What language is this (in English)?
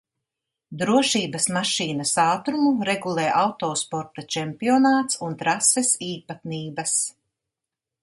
Latvian